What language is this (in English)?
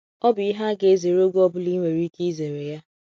Igbo